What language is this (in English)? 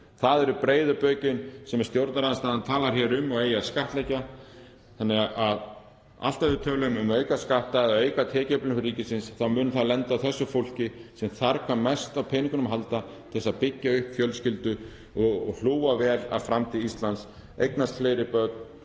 Icelandic